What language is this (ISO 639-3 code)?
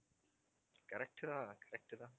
tam